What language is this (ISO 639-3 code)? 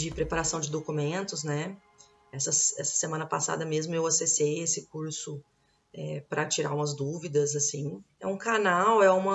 por